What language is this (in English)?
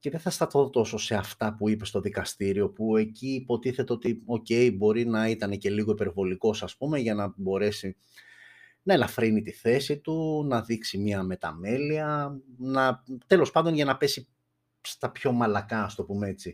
Greek